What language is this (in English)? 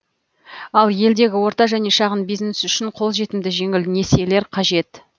Kazakh